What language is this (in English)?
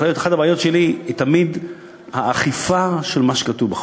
Hebrew